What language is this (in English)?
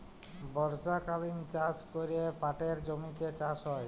Bangla